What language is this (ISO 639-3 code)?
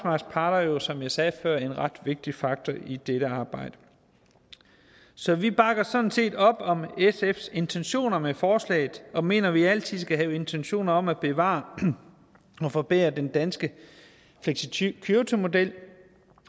dan